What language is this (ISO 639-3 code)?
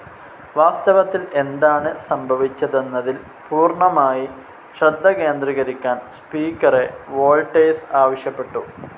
mal